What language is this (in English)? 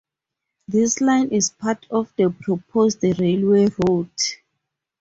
English